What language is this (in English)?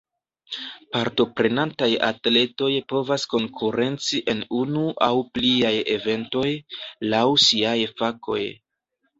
Esperanto